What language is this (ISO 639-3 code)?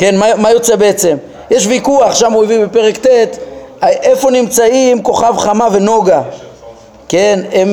heb